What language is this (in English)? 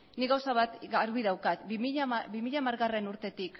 Basque